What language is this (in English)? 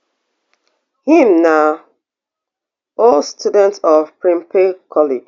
Nigerian Pidgin